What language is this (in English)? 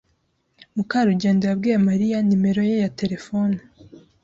Kinyarwanda